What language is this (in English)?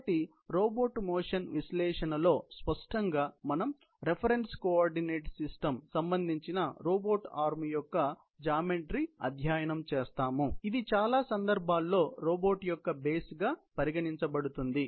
Telugu